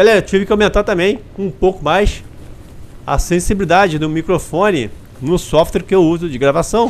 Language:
Portuguese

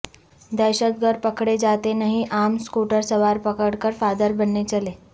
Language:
Urdu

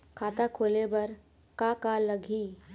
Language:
Chhattisgarhi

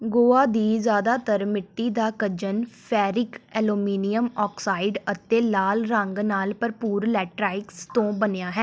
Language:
Punjabi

